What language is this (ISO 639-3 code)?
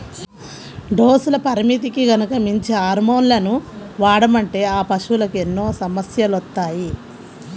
tel